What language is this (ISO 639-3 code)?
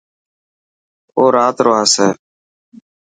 mki